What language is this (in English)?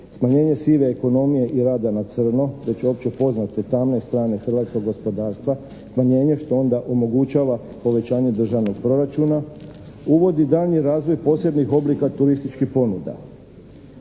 Croatian